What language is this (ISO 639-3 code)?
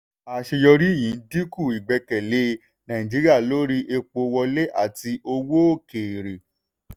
yor